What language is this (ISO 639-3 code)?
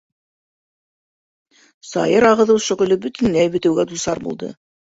bak